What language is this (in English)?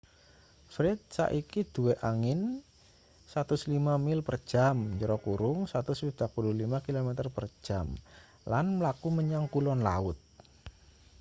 Javanese